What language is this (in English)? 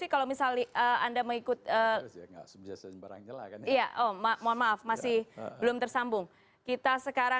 Indonesian